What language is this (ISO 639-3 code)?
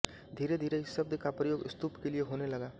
hin